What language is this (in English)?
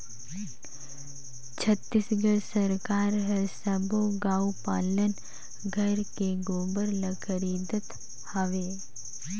Chhattisgarhi